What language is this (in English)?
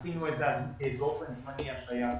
Hebrew